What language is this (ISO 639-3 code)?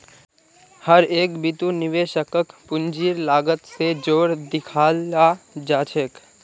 mag